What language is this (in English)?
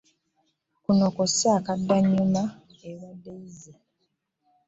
Ganda